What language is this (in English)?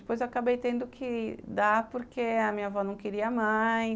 Portuguese